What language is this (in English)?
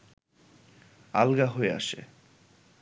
Bangla